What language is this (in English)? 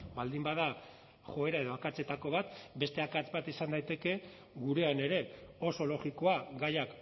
Basque